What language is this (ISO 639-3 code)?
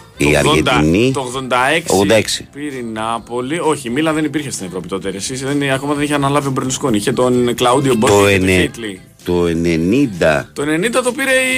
ell